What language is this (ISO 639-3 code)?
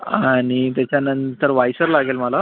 mar